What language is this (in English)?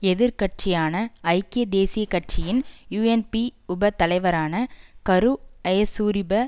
Tamil